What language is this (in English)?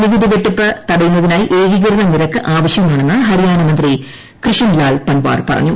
Malayalam